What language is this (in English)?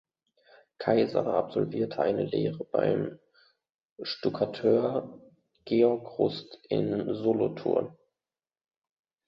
German